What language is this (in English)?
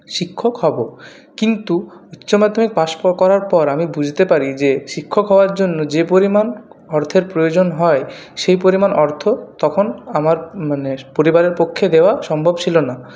Bangla